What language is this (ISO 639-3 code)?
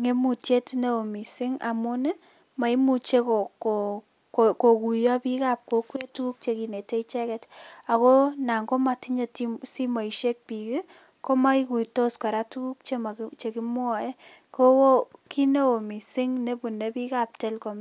kln